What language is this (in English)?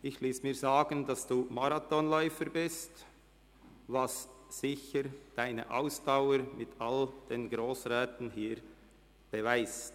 Swiss German